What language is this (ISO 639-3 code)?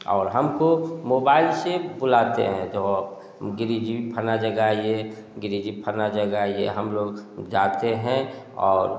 hin